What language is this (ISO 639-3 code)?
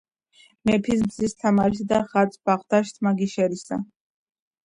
kat